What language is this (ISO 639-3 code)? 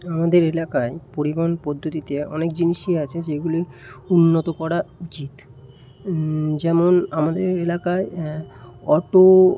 ben